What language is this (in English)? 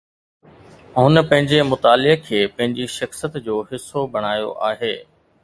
Sindhi